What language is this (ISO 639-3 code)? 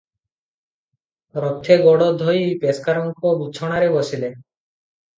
ori